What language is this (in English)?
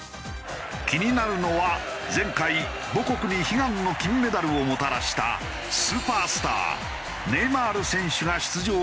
Japanese